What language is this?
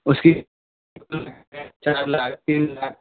Urdu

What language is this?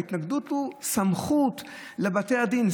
Hebrew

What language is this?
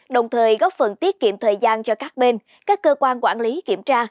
Vietnamese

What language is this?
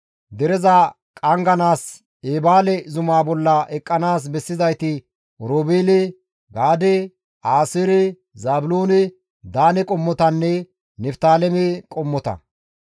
Gamo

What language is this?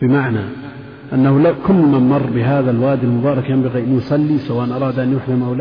Arabic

